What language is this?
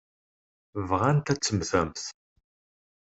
Kabyle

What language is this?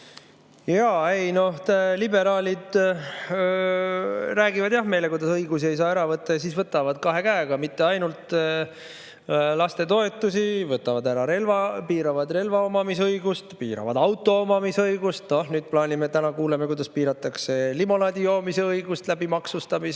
Estonian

